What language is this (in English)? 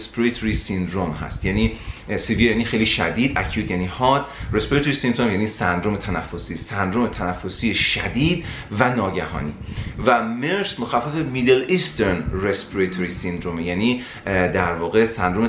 Persian